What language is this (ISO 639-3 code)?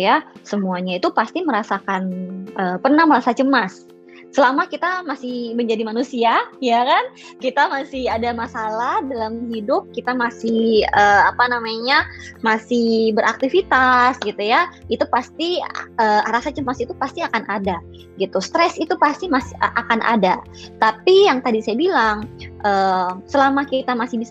ind